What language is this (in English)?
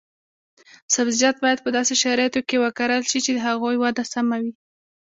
Pashto